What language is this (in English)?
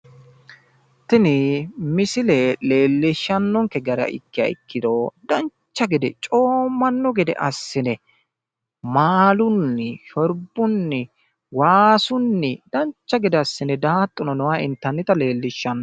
Sidamo